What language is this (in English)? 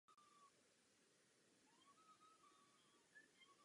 Czech